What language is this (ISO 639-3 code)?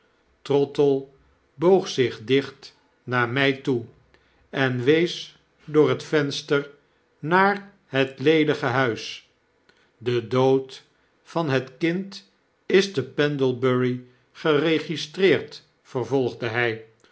nld